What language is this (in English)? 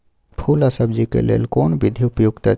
Maithili